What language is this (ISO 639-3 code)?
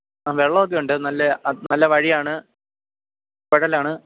mal